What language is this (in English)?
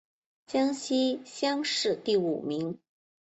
Chinese